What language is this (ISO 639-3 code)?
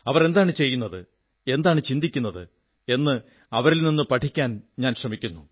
mal